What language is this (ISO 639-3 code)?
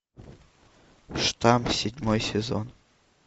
rus